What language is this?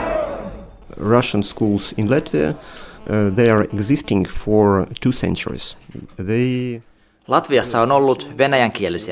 Finnish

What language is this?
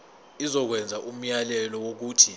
Zulu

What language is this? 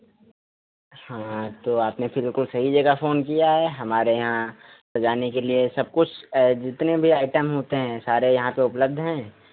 Hindi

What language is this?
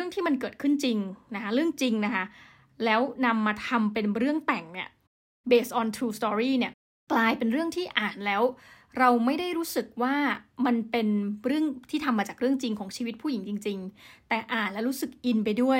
Thai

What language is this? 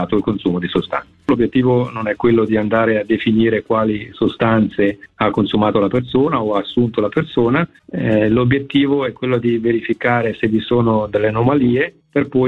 Italian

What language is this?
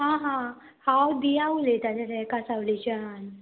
Konkani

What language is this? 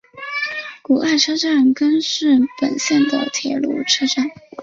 Chinese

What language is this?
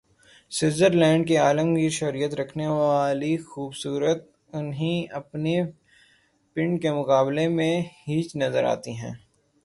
Urdu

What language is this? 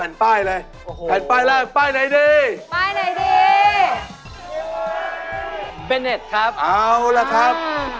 Thai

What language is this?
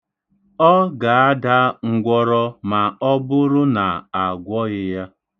Igbo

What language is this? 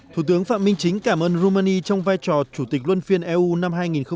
Vietnamese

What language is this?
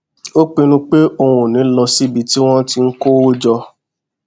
Yoruba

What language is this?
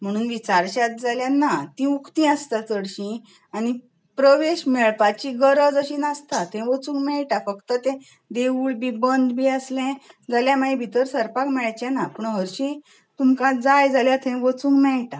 Konkani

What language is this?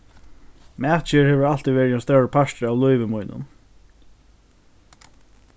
Faroese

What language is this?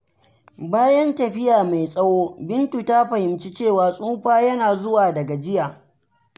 Hausa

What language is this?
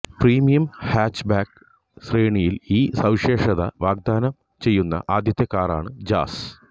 Malayalam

